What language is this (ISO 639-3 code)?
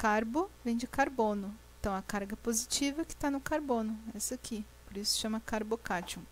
por